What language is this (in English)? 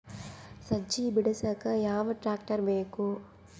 Kannada